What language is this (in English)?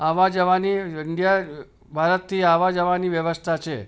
Gujarati